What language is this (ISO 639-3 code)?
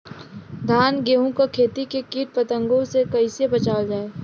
bho